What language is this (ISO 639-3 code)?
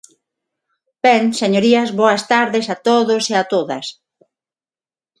glg